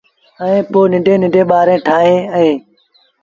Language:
Sindhi Bhil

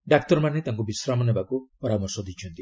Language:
Odia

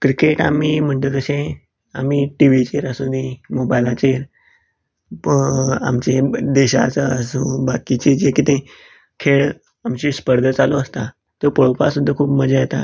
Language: Konkani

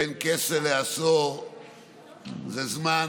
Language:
Hebrew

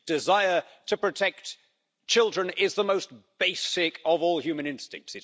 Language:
English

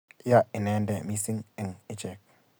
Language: Kalenjin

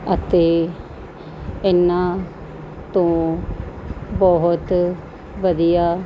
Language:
Punjabi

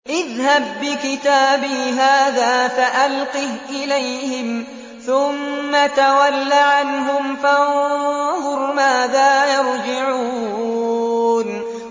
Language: Arabic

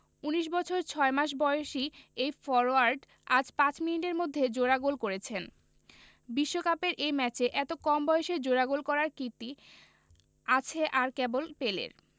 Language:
Bangla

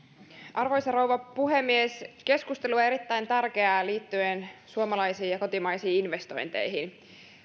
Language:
Finnish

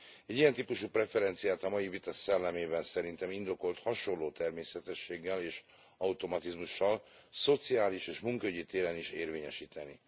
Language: Hungarian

